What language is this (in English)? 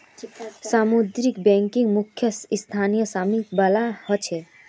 Magahi